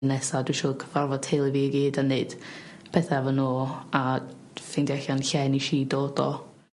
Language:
Welsh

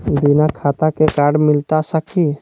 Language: Magahi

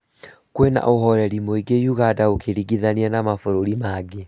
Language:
Kikuyu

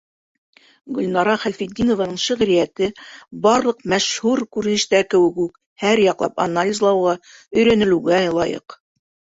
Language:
Bashkir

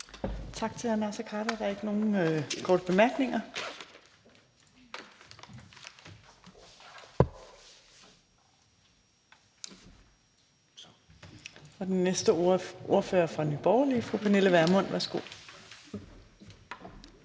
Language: Danish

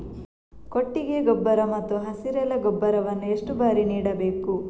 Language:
Kannada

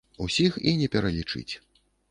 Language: Belarusian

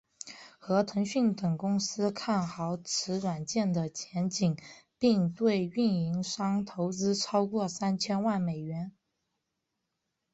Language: Chinese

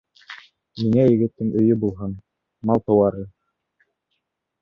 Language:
Bashkir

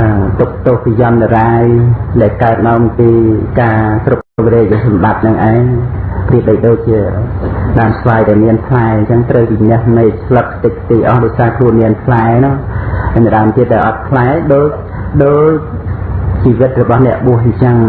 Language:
Khmer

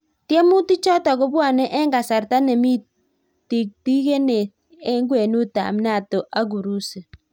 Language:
Kalenjin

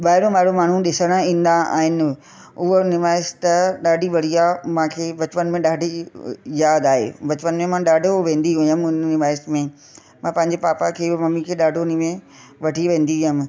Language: Sindhi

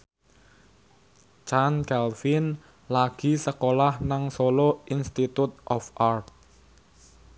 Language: Javanese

